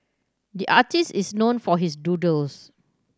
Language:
English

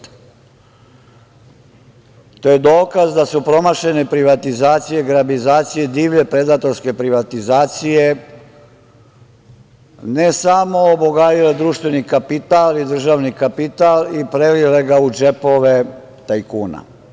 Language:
Serbian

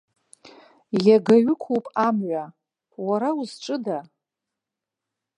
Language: Abkhazian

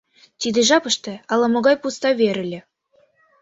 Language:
Mari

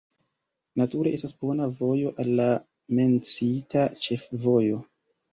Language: Esperanto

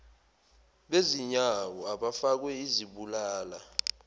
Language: Zulu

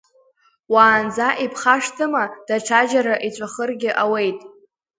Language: Abkhazian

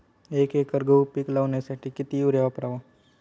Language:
Marathi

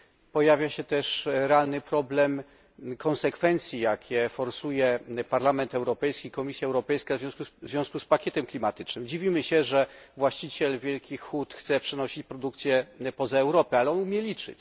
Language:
Polish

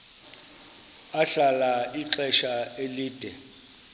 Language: Xhosa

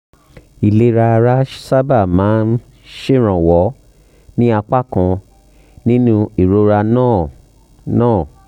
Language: Yoruba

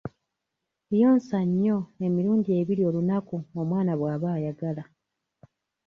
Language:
Ganda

